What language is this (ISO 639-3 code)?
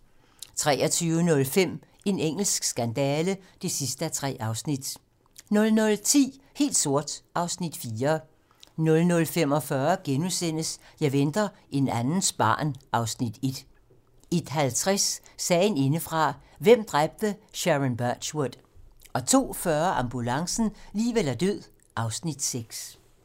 dan